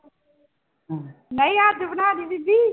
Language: Punjabi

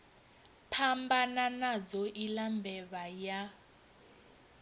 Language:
Venda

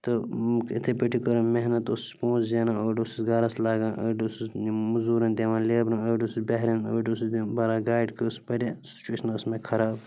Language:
Kashmiri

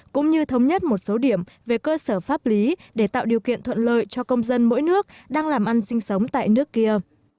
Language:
Vietnamese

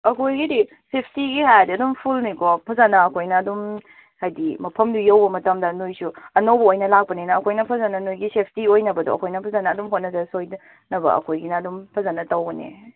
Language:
Manipuri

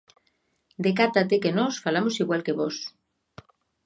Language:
Galician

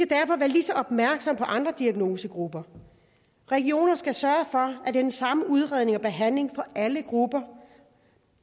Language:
Danish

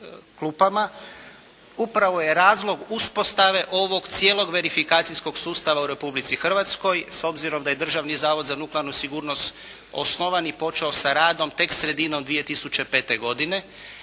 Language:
Croatian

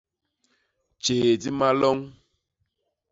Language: Basaa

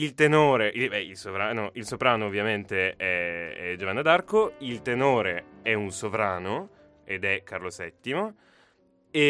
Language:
Italian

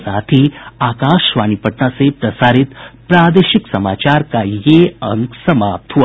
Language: Hindi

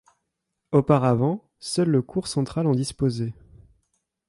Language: French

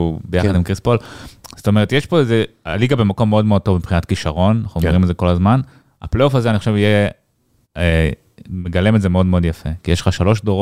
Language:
Hebrew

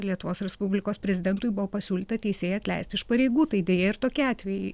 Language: Lithuanian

